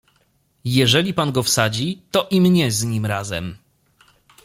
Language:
Polish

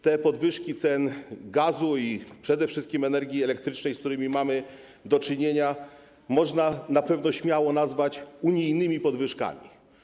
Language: Polish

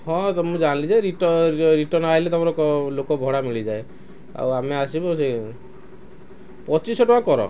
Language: Odia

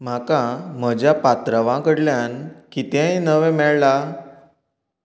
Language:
Konkani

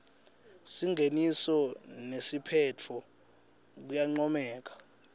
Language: Swati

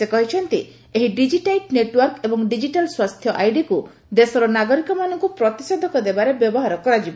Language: Odia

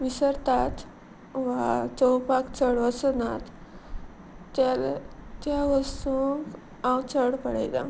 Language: Konkani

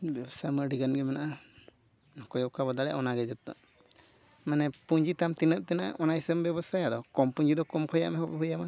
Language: Santali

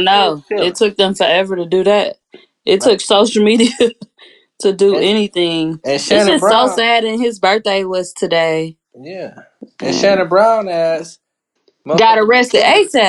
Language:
English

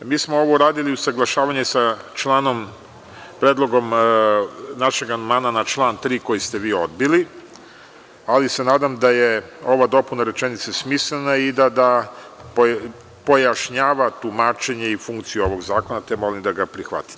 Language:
Serbian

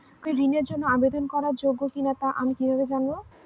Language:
Bangla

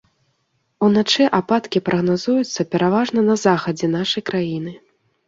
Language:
Belarusian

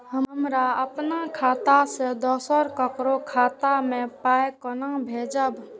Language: Maithili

